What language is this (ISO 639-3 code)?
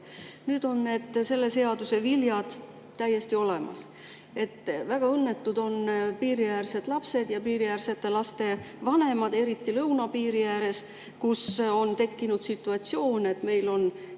est